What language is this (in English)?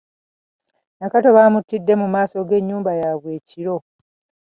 Ganda